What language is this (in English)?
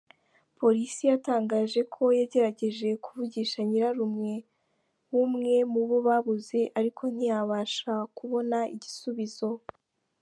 Kinyarwanda